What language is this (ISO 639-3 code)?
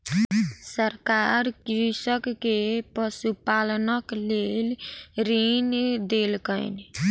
mai